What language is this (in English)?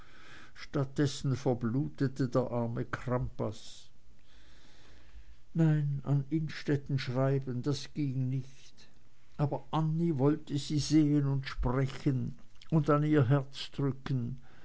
German